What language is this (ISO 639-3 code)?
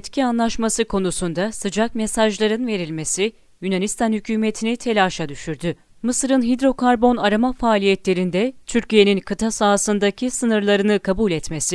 tur